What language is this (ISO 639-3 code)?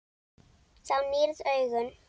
isl